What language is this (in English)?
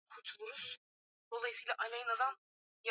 Swahili